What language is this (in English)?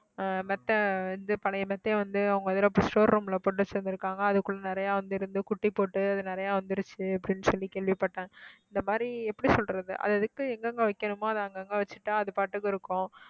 Tamil